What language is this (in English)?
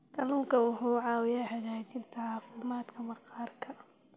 Somali